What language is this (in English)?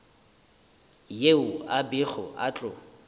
Northern Sotho